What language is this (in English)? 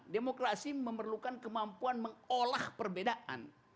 Indonesian